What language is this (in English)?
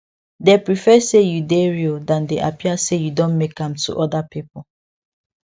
Nigerian Pidgin